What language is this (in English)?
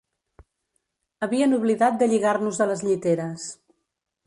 Catalan